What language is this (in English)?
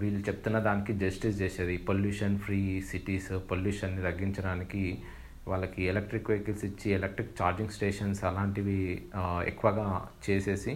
Telugu